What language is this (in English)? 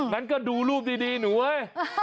Thai